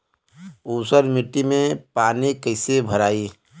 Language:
Bhojpuri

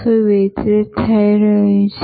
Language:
Gujarati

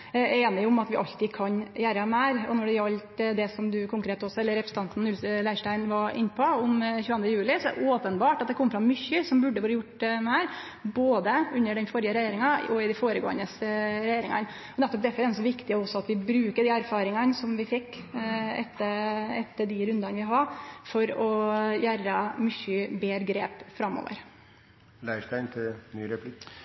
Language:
Norwegian Nynorsk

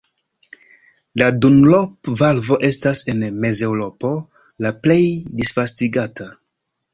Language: Esperanto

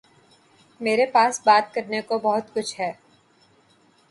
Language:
Urdu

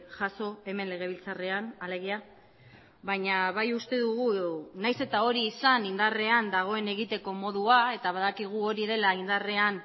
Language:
Basque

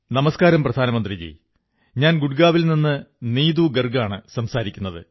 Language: Malayalam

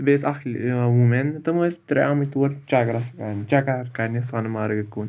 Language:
Kashmiri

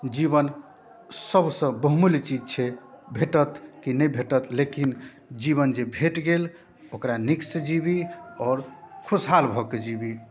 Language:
Maithili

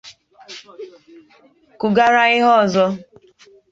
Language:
Igbo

